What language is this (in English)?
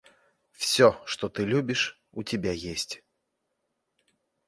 Russian